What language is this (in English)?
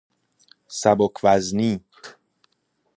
Persian